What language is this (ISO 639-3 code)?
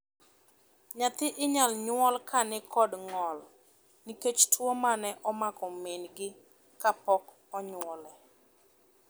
luo